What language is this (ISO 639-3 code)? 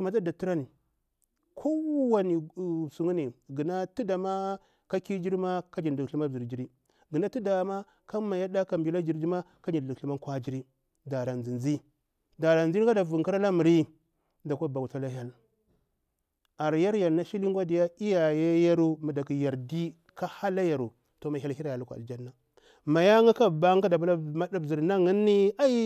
bwr